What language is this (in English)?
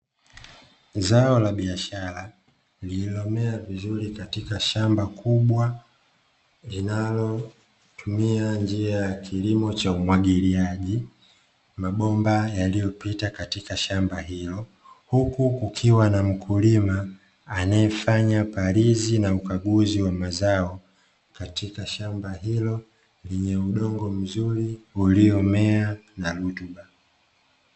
Swahili